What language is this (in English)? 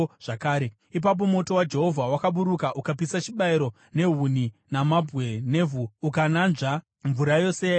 Shona